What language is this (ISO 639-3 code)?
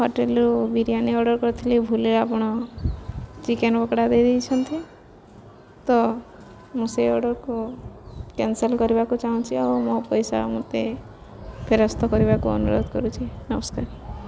ori